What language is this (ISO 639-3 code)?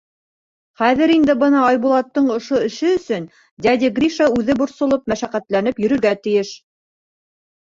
bak